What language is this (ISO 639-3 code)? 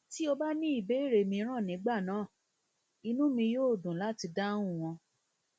yor